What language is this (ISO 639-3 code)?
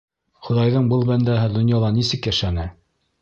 bak